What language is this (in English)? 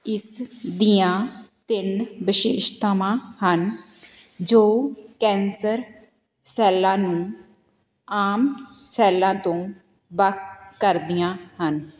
Punjabi